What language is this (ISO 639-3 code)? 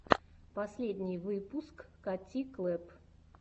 rus